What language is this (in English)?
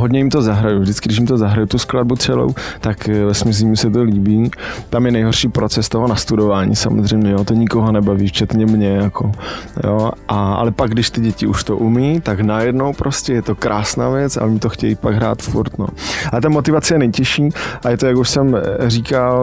Czech